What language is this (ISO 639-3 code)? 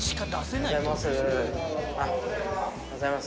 jpn